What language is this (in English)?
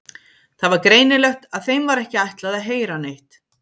Icelandic